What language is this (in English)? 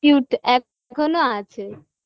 Bangla